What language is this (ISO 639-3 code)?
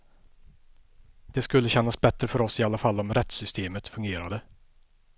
swe